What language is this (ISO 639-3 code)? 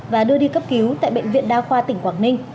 vie